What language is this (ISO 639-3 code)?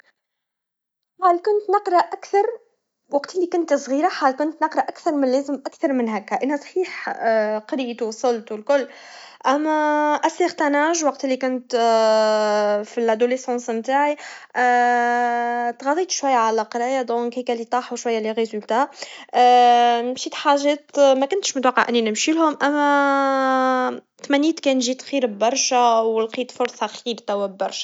aeb